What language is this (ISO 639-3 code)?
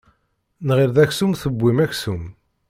kab